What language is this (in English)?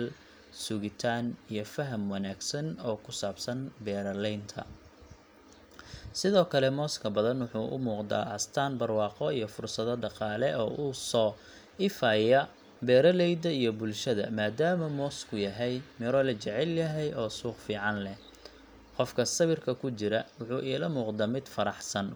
Somali